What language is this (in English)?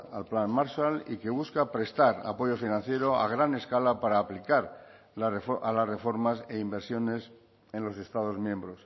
Spanish